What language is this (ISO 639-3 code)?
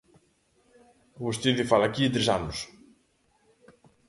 glg